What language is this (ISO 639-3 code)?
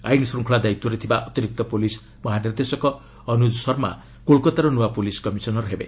ori